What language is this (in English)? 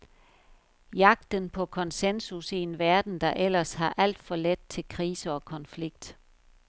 Danish